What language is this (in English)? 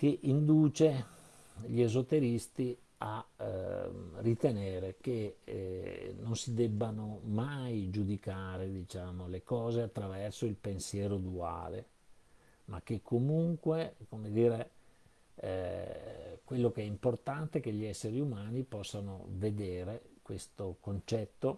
Italian